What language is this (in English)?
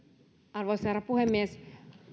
Finnish